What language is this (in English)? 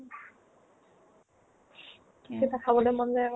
Assamese